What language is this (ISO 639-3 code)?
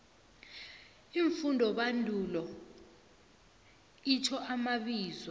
nbl